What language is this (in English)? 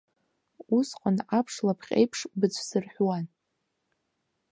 Abkhazian